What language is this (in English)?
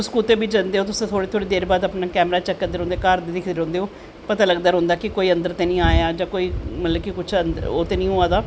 Dogri